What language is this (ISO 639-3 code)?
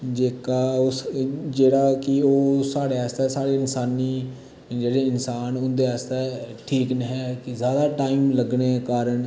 doi